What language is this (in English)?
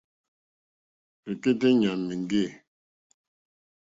Mokpwe